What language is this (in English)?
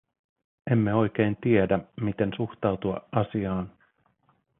Finnish